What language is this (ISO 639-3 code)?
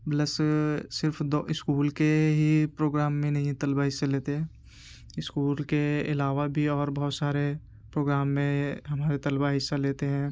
urd